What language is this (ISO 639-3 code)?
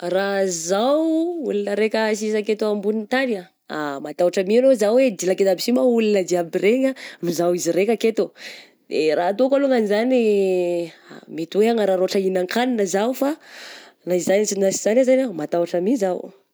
bzc